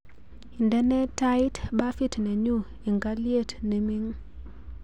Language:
Kalenjin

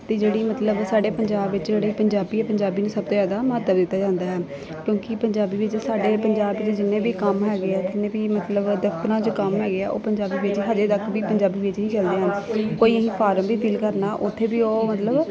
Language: Punjabi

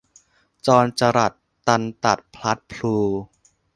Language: Thai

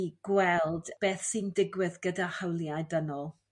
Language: Welsh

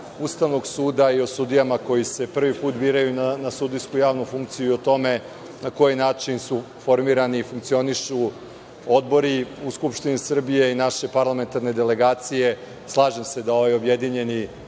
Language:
Serbian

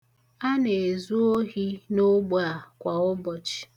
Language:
Igbo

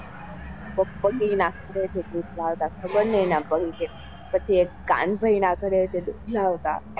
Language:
Gujarati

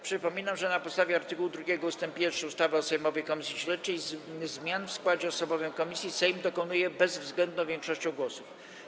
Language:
Polish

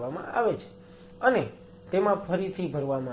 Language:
Gujarati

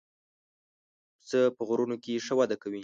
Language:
Pashto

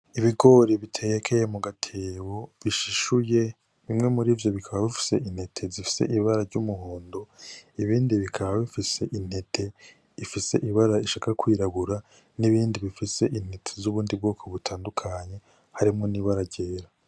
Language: Rundi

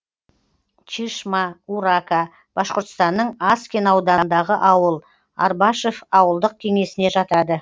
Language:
Kazakh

